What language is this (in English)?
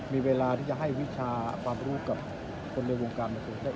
Thai